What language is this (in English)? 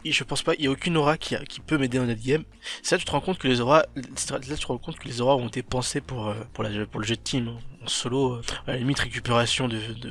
French